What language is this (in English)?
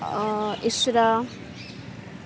Urdu